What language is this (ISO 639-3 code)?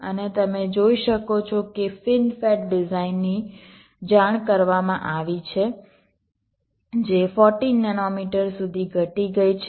guj